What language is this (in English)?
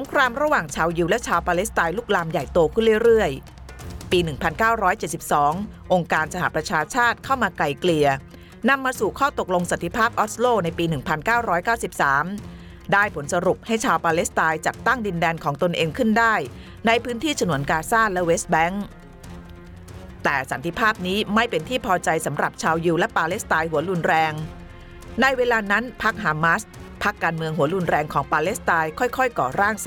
Thai